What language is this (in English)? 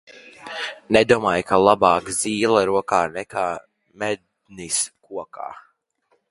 Latvian